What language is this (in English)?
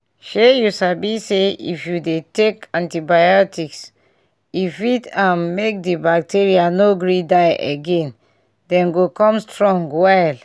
Nigerian Pidgin